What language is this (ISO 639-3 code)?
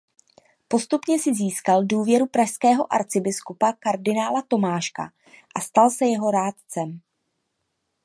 ces